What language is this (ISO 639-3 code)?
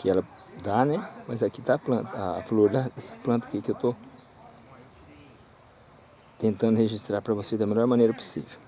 por